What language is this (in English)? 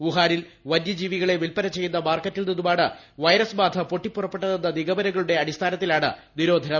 Malayalam